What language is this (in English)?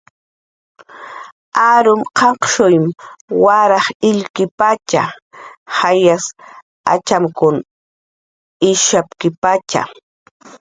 Jaqaru